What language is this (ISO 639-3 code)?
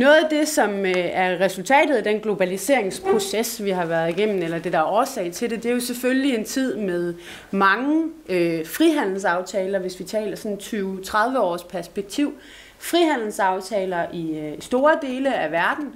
dan